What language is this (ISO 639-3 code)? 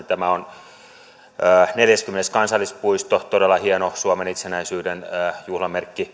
fin